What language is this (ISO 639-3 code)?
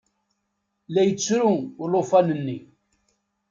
kab